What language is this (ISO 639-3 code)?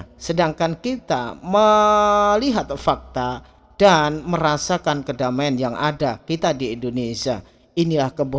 ind